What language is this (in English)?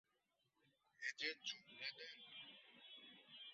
Bangla